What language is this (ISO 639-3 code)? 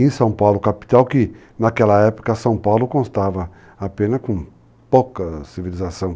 por